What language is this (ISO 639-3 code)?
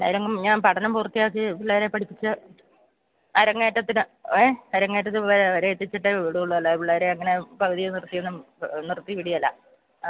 mal